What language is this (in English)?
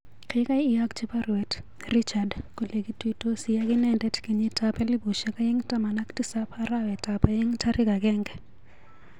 Kalenjin